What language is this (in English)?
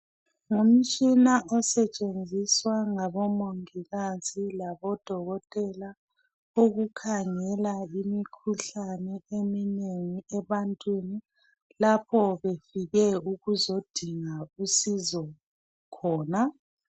North Ndebele